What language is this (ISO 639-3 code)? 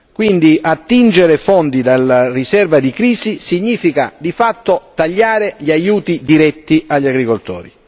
ita